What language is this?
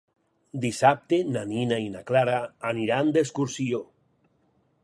Catalan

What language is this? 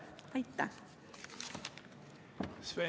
Estonian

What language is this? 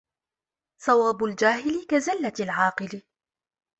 Arabic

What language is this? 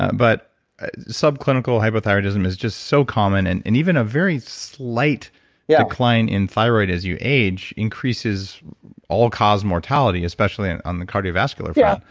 English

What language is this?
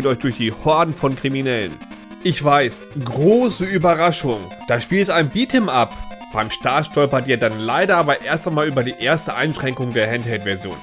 German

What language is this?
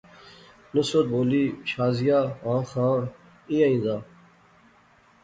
Pahari-Potwari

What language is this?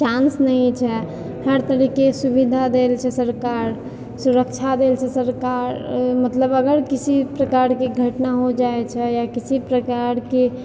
Maithili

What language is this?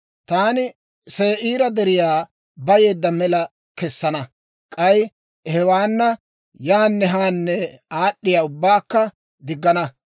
Dawro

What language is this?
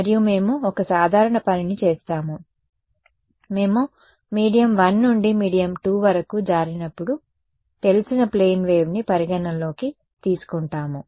Telugu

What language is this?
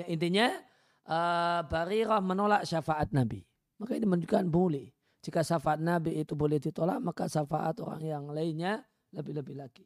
Indonesian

